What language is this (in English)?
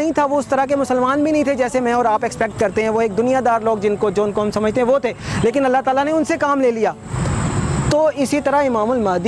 Indonesian